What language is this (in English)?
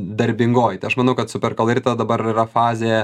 Lithuanian